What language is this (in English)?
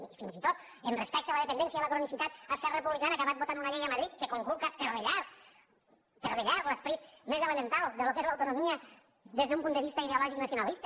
Catalan